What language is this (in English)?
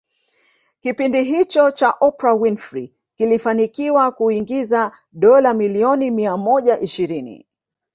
Swahili